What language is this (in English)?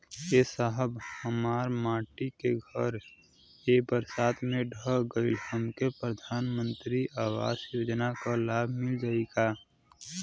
Bhojpuri